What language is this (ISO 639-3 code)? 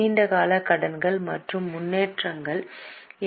tam